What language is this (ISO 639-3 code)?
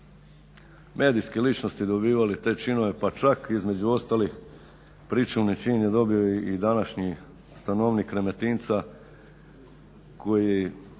hrv